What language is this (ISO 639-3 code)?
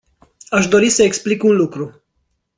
ron